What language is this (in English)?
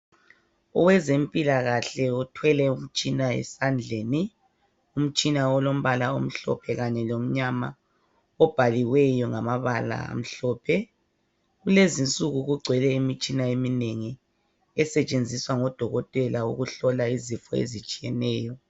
North Ndebele